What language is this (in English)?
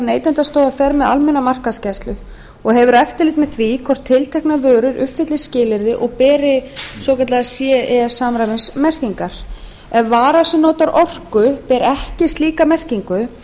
Icelandic